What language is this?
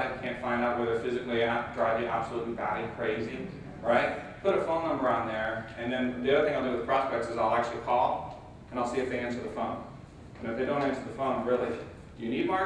English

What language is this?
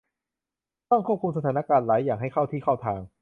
Thai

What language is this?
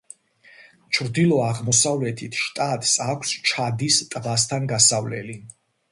Georgian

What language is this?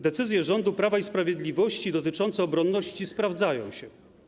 Polish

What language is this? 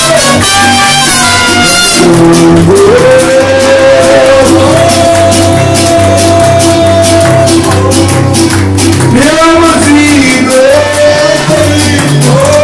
Arabic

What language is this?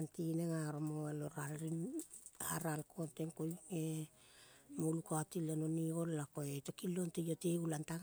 Kol (Papua New Guinea)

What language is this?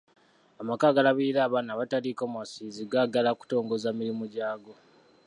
Ganda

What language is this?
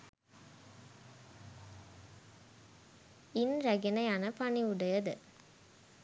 Sinhala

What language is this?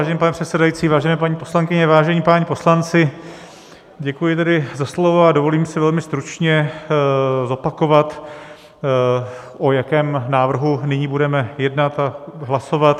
Czech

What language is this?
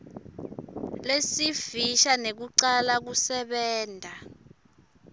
Swati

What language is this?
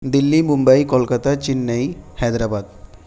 Urdu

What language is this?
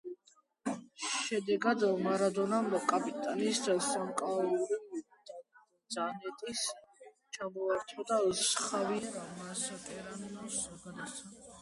Georgian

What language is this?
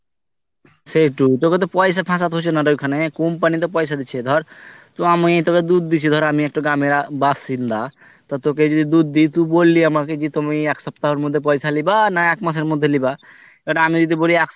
Bangla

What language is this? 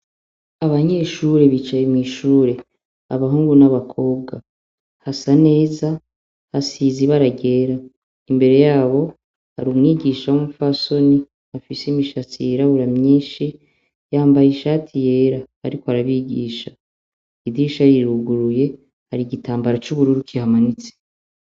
Rundi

